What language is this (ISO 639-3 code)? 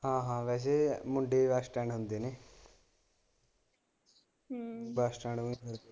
pan